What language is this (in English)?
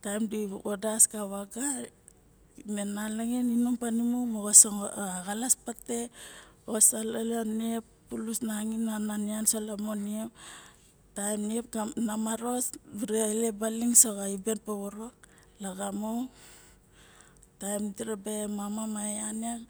Barok